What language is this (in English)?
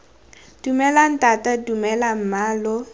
Tswana